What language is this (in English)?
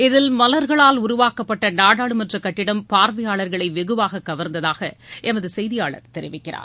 Tamil